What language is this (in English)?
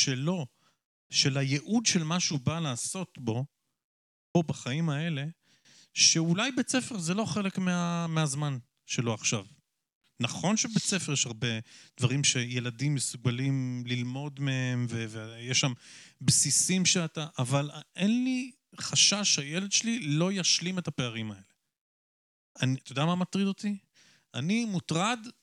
Hebrew